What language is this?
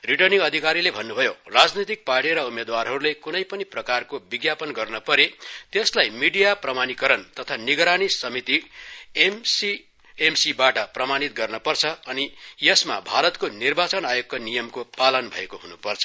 Nepali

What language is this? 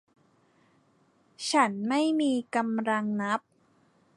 Thai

